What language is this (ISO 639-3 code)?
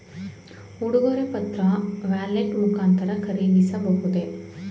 kan